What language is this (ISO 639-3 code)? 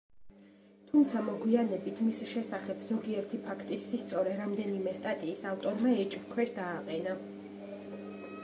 kat